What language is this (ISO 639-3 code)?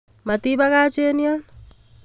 kln